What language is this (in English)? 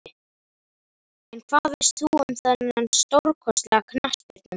Icelandic